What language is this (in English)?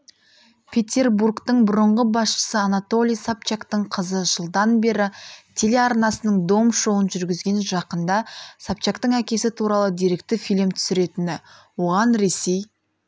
Kazakh